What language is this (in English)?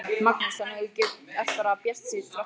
Icelandic